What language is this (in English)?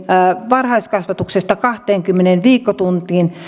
Finnish